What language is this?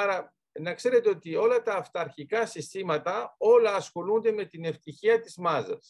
Greek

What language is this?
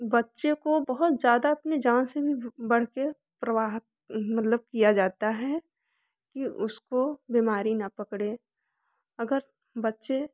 Hindi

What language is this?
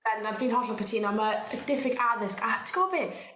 Welsh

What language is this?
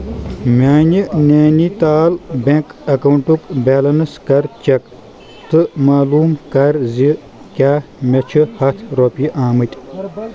Kashmiri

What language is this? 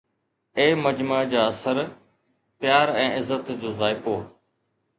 Sindhi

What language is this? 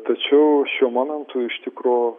Lithuanian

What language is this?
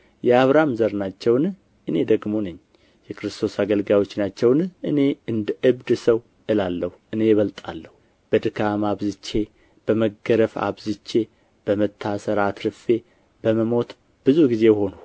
Amharic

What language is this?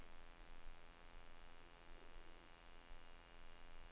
Danish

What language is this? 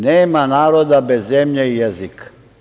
Serbian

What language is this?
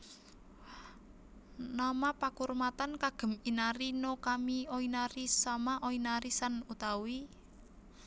Javanese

